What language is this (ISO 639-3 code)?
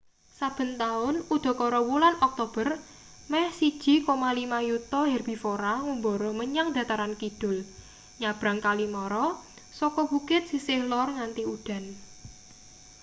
jav